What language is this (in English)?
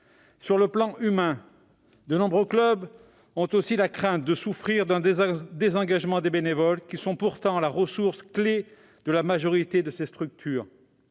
French